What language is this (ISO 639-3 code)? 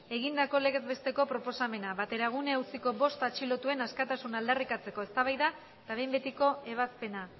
eus